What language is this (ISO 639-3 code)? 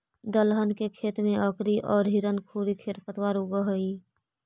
mag